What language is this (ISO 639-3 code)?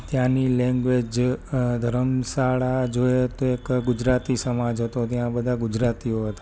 guj